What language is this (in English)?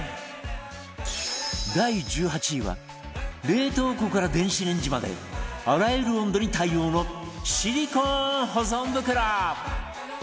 Japanese